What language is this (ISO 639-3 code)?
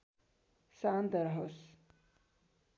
nep